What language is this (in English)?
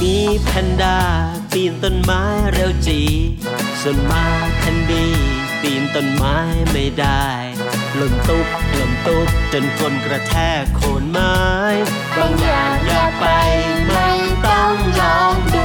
Thai